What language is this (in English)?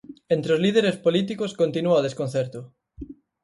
Galician